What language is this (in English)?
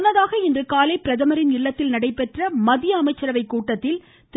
Tamil